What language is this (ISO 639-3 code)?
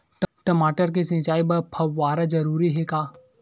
hne